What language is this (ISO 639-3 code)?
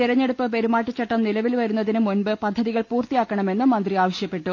mal